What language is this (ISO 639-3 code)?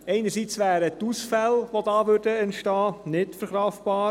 gsw